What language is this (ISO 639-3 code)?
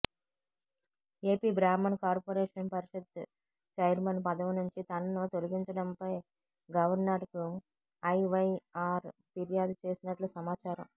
tel